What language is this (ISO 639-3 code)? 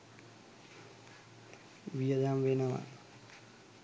sin